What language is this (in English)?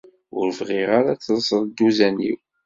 Kabyle